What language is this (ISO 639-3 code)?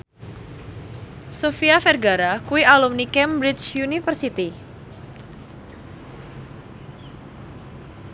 jav